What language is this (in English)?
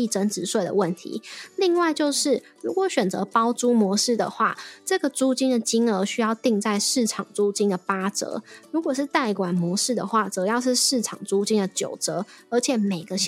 Chinese